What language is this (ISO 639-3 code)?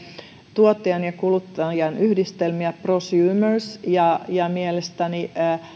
fin